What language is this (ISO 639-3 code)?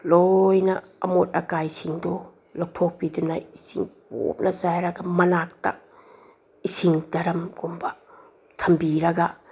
mni